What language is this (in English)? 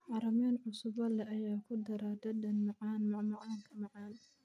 Somali